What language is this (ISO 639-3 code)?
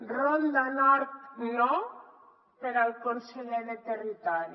cat